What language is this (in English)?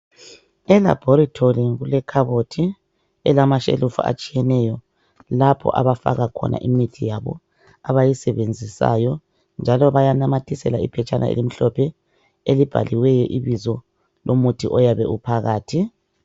North Ndebele